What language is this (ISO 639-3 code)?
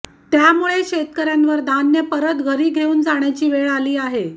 mar